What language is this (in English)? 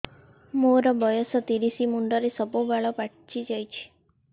Odia